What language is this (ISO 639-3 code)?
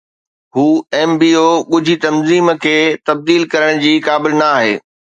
snd